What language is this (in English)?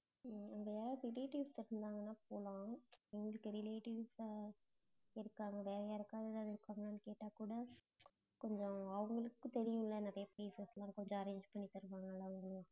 Tamil